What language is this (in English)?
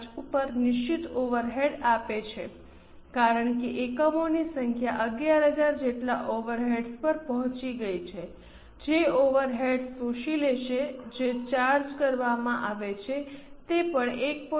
Gujarati